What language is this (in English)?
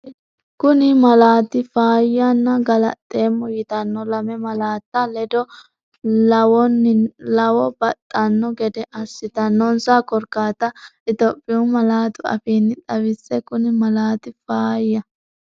Sidamo